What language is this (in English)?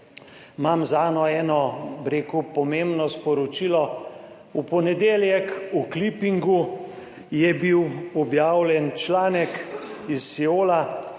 Slovenian